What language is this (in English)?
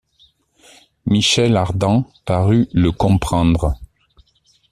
French